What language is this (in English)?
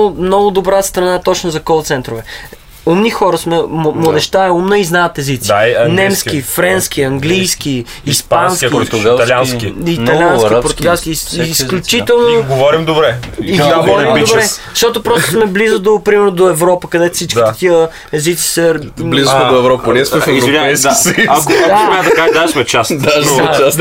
Bulgarian